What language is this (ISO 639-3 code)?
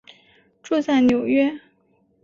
zho